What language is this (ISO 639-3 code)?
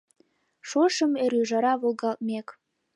chm